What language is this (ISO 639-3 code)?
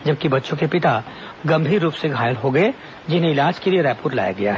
hin